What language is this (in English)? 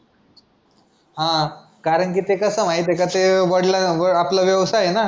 Marathi